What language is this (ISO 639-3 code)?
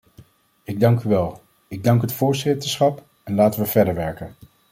nld